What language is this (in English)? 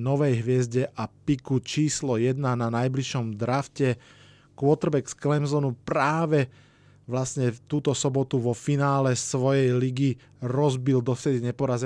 Slovak